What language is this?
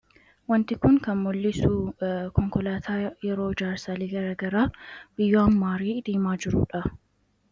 Oromo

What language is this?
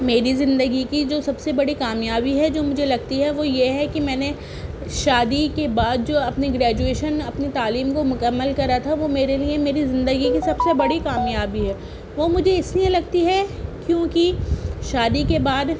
Urdu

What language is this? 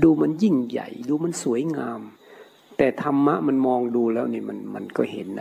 Thai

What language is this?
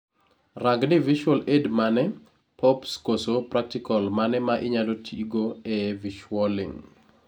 Luo (Kenya and Tanzania)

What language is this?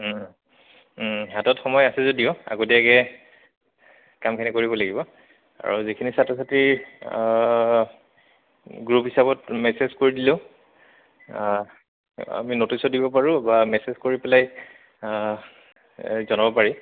Assamese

